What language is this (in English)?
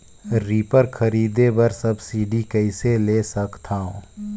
Chhattisgarhi